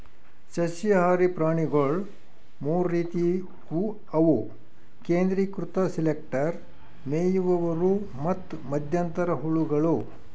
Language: Kannada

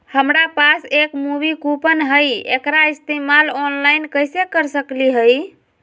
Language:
Magahi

